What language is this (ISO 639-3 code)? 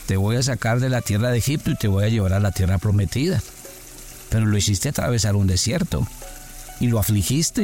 spa